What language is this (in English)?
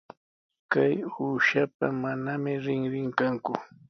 Sihuas Ancash Quechua